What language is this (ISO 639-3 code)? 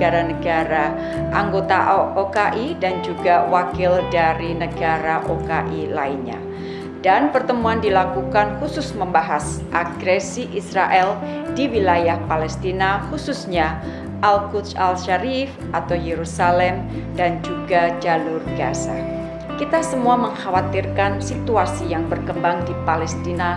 ind